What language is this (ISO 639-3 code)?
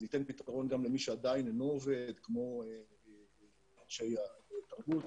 heb